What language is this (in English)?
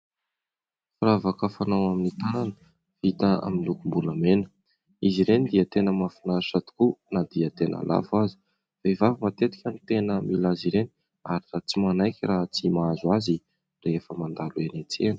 Malagasy